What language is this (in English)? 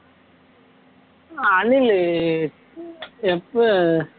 Tamil